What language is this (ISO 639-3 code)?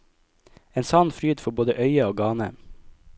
nor